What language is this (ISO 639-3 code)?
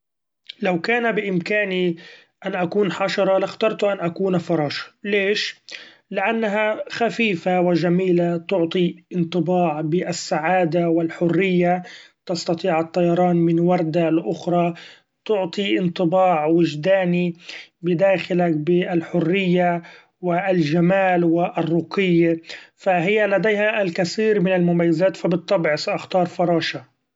afb